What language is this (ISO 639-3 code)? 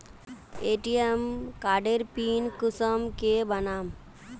mag